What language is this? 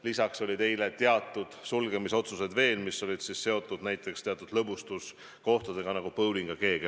Estonian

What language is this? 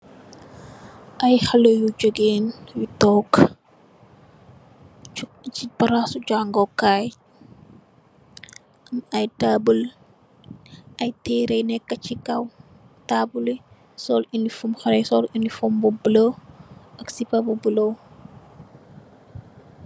Wolof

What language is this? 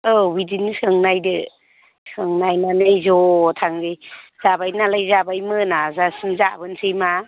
Bodo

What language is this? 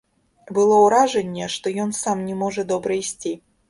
Belarusian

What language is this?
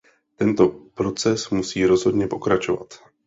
Czech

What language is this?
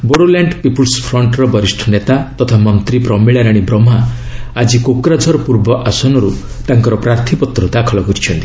Odia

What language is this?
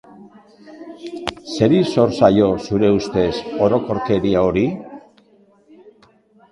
Basque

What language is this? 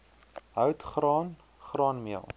Afrikaans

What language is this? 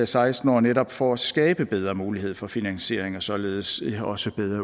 Danish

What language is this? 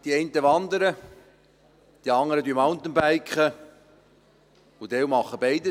Swiss German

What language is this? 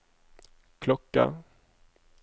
Norwegian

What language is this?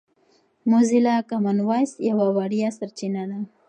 Pashto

